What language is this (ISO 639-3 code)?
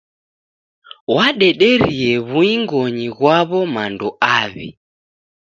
dav